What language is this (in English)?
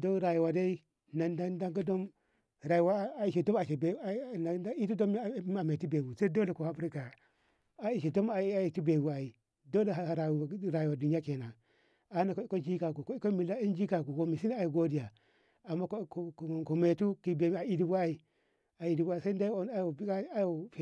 Ngamo